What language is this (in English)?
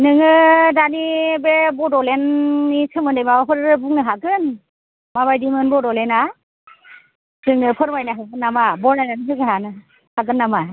Bodo